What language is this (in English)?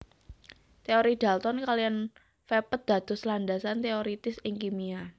Javanese